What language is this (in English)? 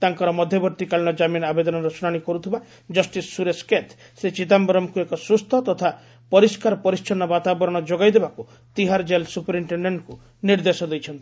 Odia